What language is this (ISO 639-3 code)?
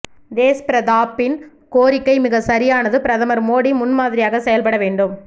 tam